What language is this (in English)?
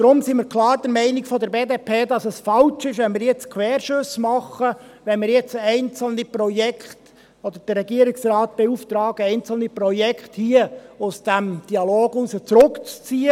Swiss German